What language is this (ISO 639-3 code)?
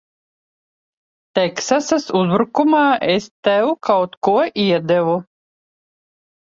lav